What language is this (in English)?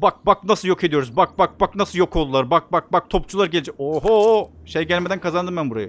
Turkish